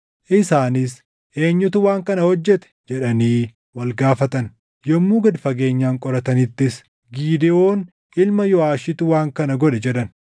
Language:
Oromo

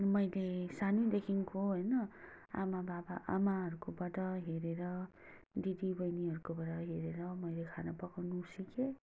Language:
Nepali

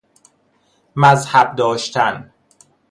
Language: Persian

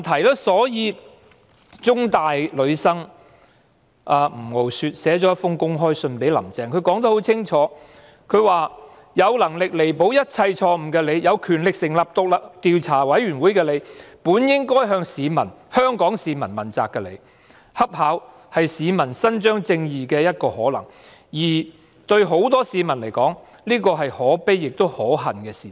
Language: Cantonese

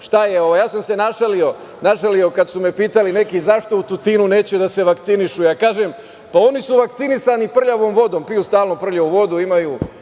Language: Serbian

